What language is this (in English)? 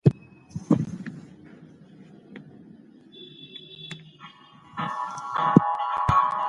Pashto